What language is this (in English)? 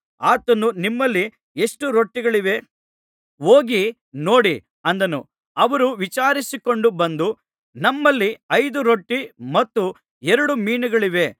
Kannada